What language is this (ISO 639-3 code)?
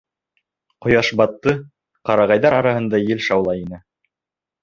bak